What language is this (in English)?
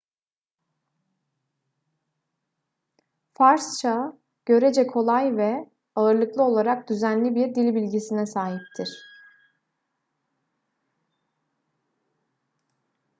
Turkish